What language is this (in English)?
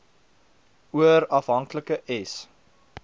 Afrikaans